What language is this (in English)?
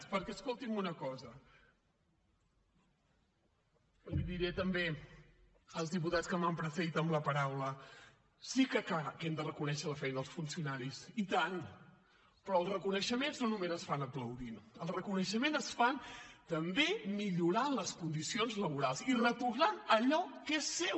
Catalan